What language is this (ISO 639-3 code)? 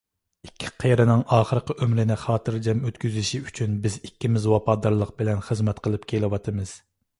uig